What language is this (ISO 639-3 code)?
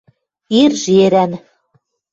mrj